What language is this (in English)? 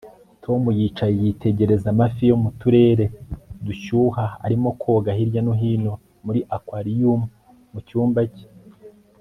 Kinyarwanda